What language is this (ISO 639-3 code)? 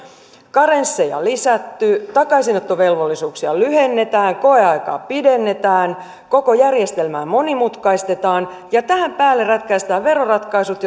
fin